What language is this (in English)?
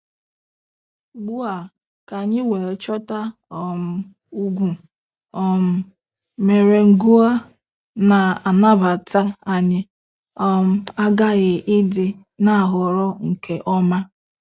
Igbo